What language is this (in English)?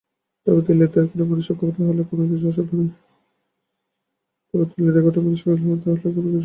Bangla